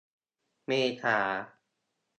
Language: Thai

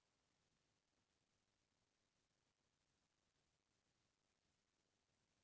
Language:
Chhattisgarhi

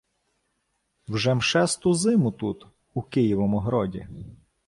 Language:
Ukrainian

